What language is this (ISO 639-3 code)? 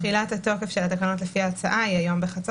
heb